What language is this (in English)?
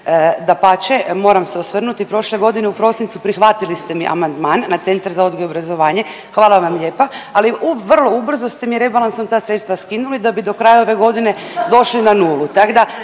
Croatian